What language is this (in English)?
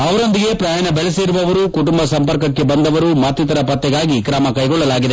Kannada